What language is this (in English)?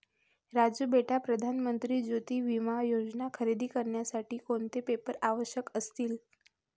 Marathi